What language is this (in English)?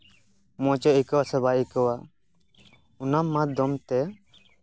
Santali